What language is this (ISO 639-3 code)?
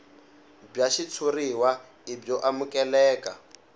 tso